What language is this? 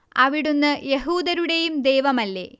Malayalam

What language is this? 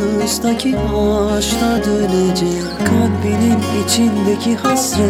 Persian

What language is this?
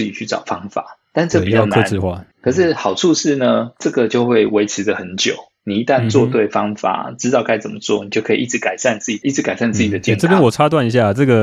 Chinese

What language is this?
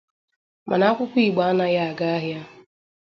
Igbo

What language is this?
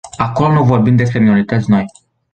Romanian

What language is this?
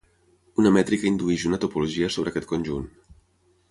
Catalan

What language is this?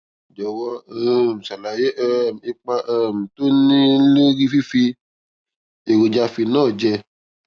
Yoruba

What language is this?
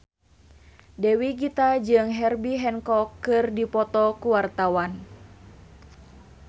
Sundanese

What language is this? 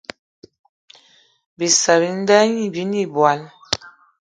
Eton (Cameroon)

